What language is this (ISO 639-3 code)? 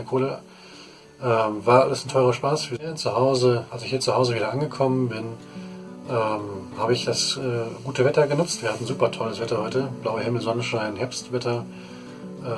deu